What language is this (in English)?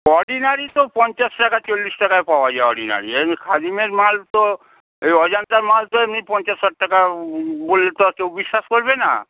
Bangla